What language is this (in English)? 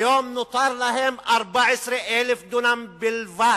Hebrew